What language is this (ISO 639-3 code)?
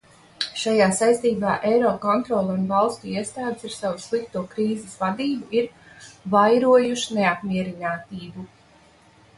lav